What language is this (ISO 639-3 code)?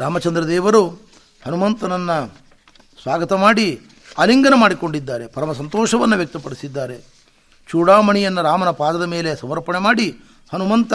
kan